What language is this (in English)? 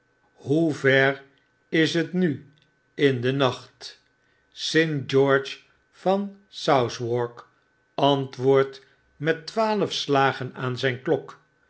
Dutch